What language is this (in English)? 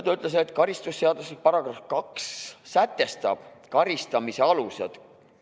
Estonian